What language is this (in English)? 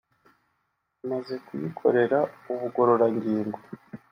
Kinyarwanda